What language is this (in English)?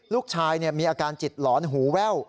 Thai